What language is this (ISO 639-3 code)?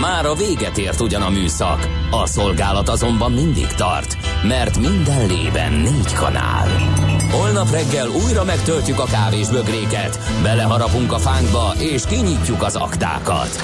hun